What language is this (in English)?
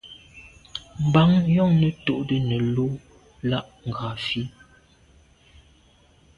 Medumba